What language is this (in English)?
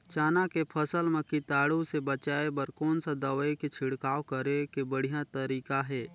Chhattisgarhi